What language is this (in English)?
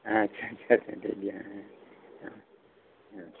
Santali